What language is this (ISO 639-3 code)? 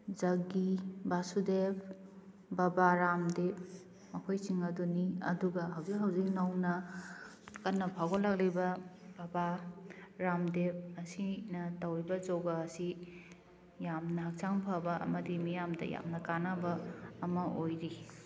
mni